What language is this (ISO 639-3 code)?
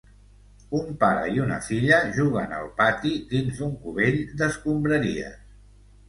cat